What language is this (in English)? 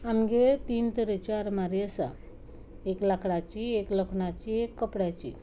Konkani